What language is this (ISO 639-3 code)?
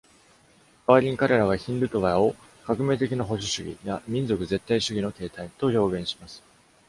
jpn